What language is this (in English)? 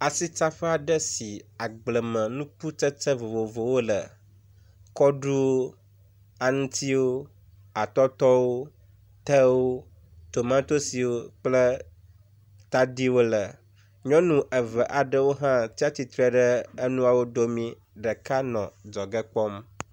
Ewe